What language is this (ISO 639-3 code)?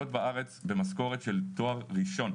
heb